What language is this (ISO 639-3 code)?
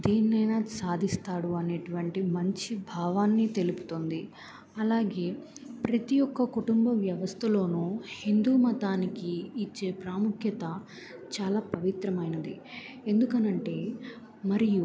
tel